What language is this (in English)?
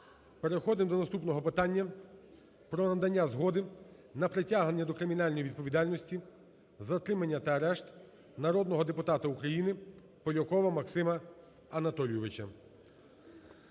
Ukrainian